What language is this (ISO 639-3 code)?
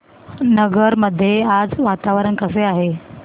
mar